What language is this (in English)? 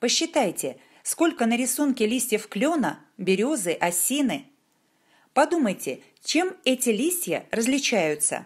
Russian